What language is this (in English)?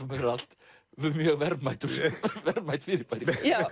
Icelandic